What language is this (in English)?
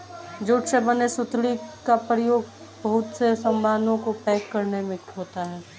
Hindi